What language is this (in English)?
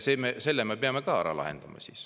Estonian